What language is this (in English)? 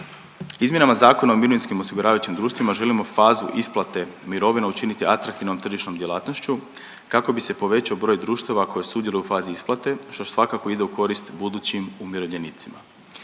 Croatian